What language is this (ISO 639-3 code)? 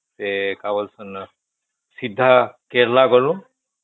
ori